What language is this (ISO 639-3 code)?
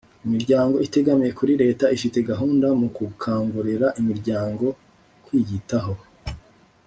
kin